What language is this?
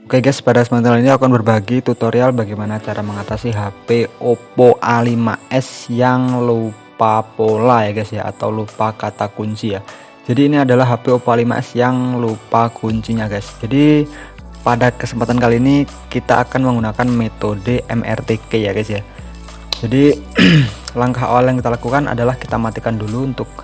Indonesian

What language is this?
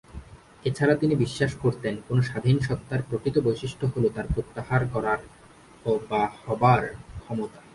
Bangla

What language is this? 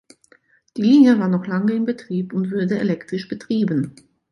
German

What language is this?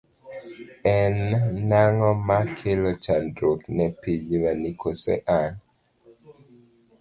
Luo (Kenya and Tanzania)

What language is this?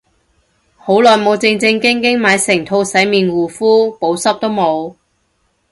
Cantonese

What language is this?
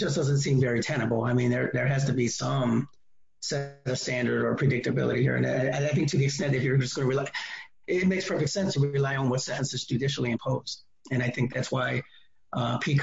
English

